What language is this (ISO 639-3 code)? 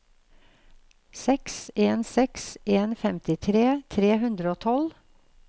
nor